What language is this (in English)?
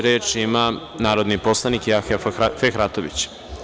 Serbian